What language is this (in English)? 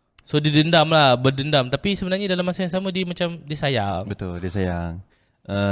Malay